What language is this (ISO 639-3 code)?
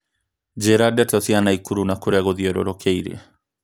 kik